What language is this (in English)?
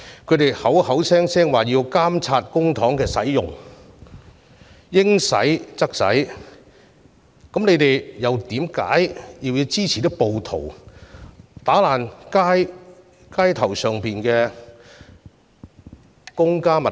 Cantonese